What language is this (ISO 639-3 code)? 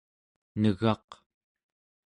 esu